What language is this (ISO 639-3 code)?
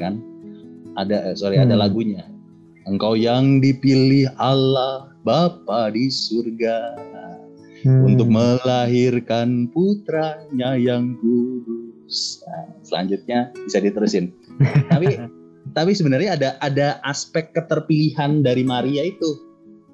ind